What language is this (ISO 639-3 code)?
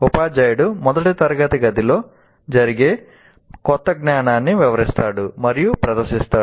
tel